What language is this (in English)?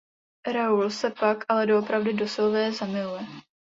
Czech